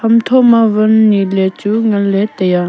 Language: Wancho Naga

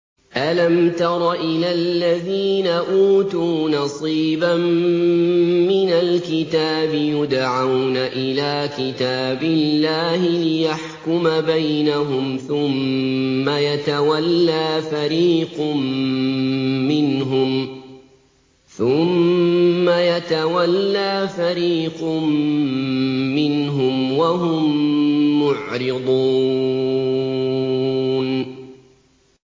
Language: Arabic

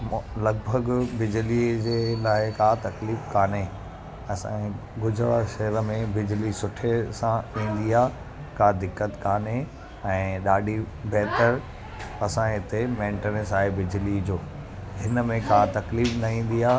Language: Sindhi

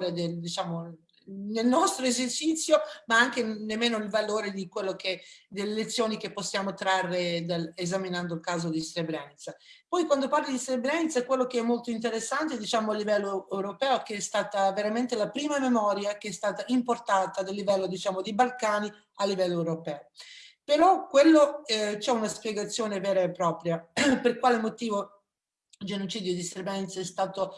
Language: Italian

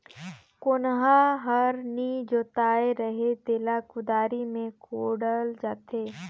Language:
Chhattisgarhi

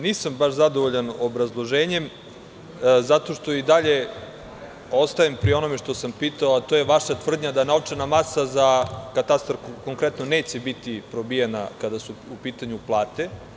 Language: Serbian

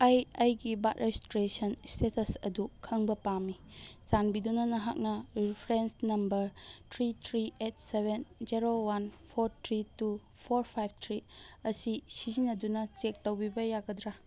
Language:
Manipuri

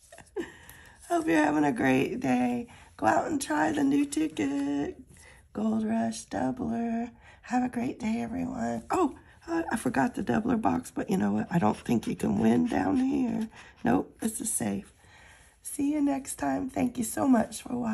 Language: English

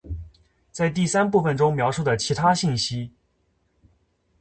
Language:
Chinese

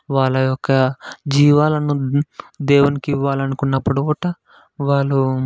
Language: Telugu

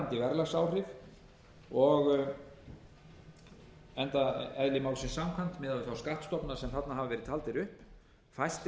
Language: Icelandic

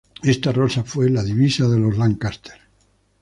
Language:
Spanish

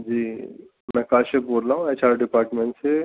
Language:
Urdu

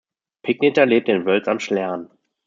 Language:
German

